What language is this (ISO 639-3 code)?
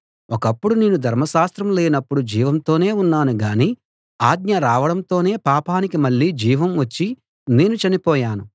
tel